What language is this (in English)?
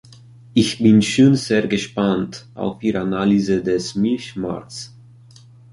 German